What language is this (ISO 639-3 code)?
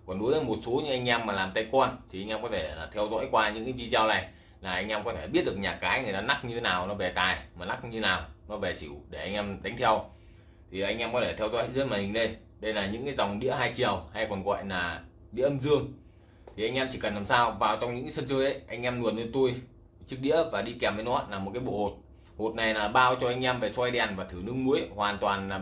vie